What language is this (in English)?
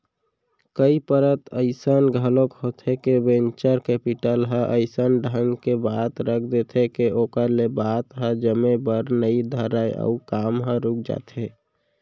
Chhattisgarhi